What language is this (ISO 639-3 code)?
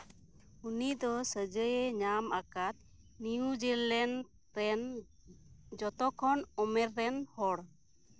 sat